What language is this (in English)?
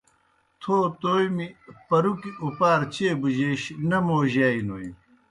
Kohistani Shina